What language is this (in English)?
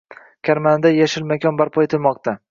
Uzbek